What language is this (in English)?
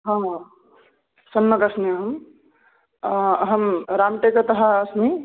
Sanskrit